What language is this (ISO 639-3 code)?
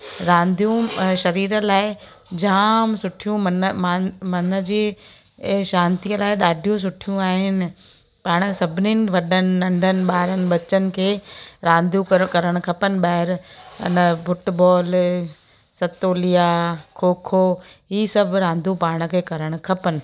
snd